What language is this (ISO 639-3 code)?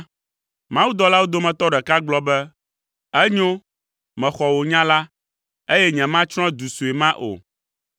ewe